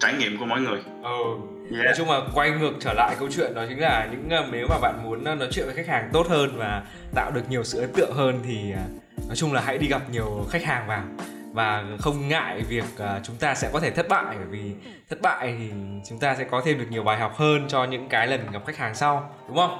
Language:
Vietnamese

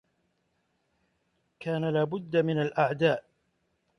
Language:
Arabic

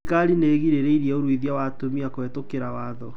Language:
Kikuyu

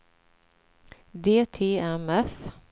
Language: Swedish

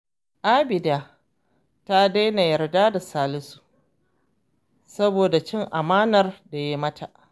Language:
Hausa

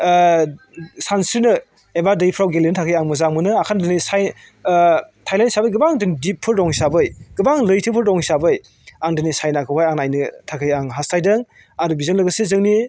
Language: Bodo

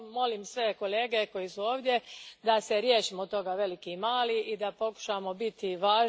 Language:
Croatian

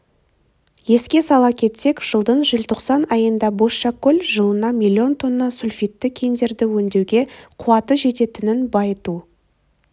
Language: Kazakh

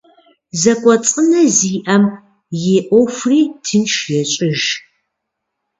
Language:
Kabardian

